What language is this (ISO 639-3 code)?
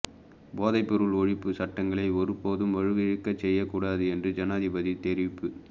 tam